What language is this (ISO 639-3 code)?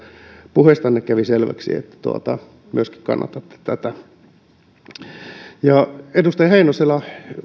fin